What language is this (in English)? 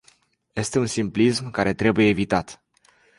Romanian